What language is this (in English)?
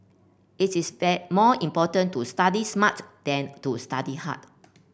English